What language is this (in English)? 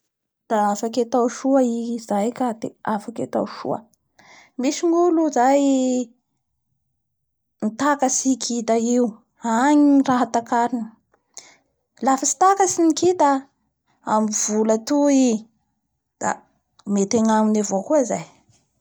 Bara Malagasy